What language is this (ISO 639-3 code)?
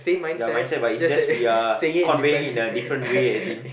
eng